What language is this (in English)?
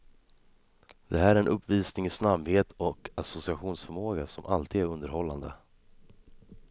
Swedish